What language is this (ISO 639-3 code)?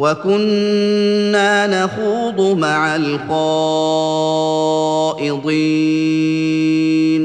ara